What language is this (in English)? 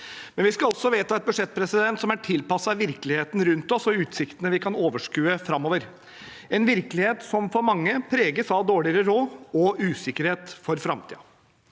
Norwegian